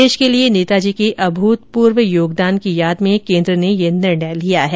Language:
Hindi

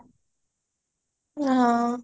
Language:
Odia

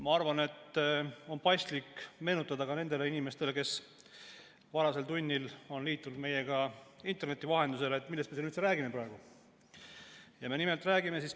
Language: Estonian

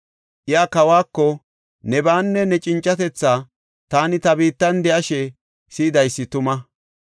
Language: Gofa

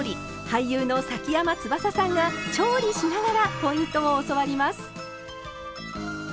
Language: Japanese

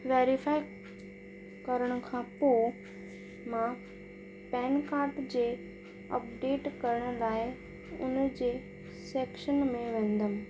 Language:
Sindhi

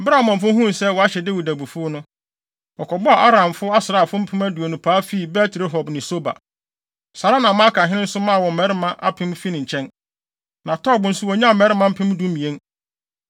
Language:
Akan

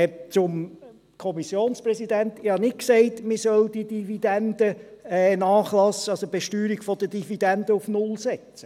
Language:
Swiss German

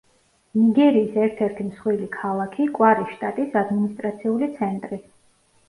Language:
Georgian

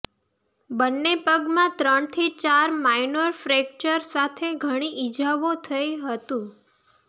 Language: Gujarati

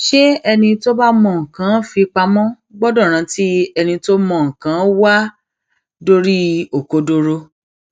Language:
Yoruba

